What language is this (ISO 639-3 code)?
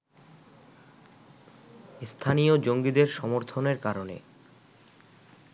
ben